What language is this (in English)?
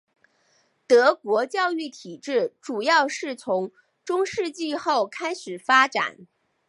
Chinese